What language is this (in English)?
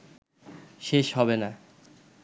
Bangla